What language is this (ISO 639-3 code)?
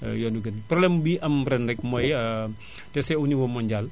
wol